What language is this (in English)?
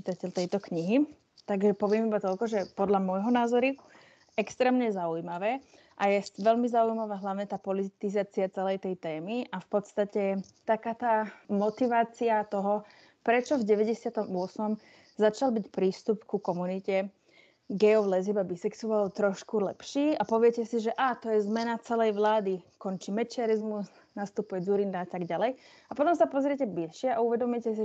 Slovak